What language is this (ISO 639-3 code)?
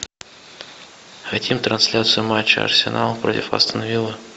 rus